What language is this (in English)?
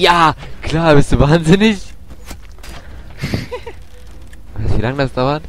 German